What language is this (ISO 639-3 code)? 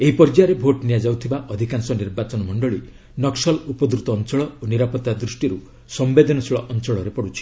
ori